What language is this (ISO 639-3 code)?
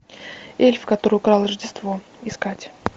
rus